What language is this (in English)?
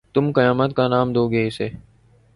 Urdu